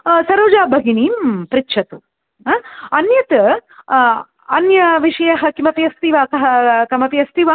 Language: Sanskrit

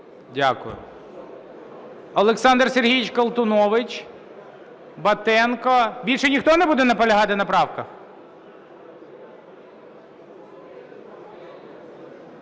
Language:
Ukrainian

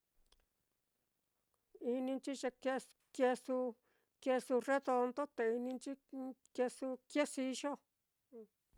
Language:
Mitlatongo Mixtec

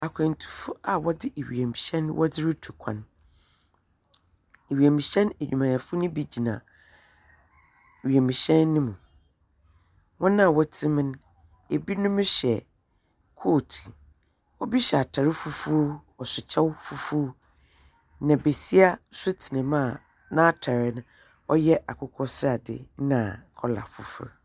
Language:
Akan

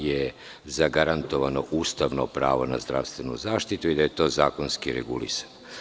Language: Serbian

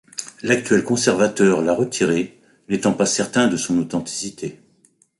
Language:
French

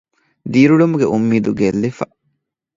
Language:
Divehi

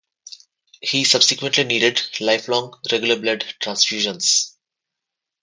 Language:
English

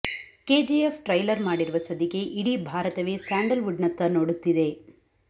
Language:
Kannada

